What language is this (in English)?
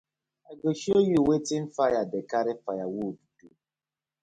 Nigerian Pidgin